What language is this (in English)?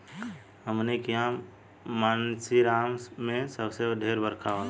Bhojpuri